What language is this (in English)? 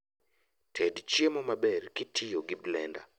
Luo (Kenya and Tanzania)